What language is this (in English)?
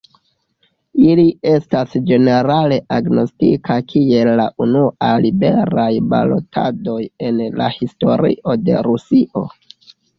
Esperanto